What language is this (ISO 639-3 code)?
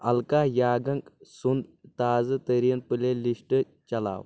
kas